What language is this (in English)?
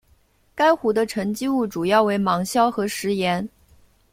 Chinese